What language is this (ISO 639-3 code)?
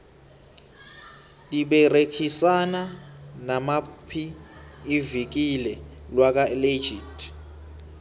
nbl